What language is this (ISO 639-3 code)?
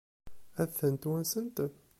kab